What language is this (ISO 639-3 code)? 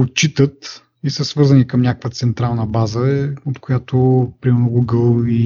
bul